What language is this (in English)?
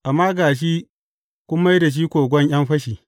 Hausa